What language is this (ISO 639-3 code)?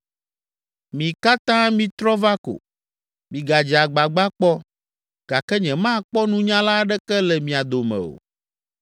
ewe